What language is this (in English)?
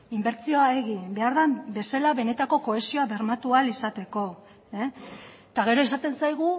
Basque